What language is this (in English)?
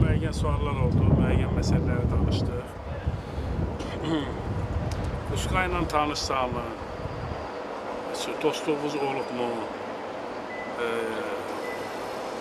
Azerbaijani